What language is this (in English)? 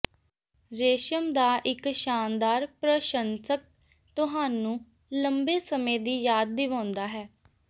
Punjabi